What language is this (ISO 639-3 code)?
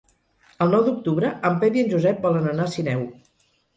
cat